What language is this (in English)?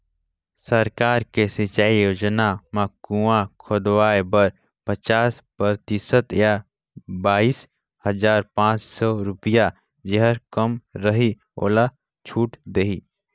Chhattisgarhi